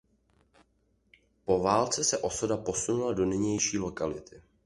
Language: Czech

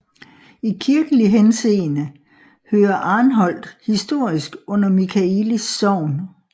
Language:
Danish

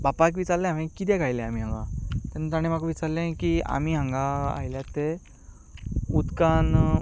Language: Konkani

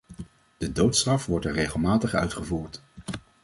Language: Dutch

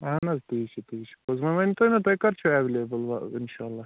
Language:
Kashmiri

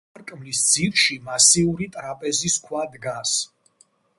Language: Georgian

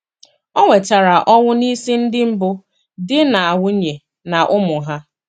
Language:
Igbo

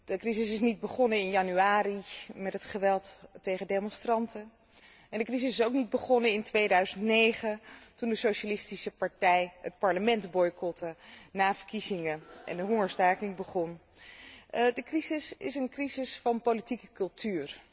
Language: Dutch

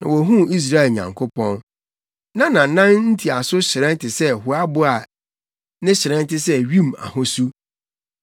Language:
Akan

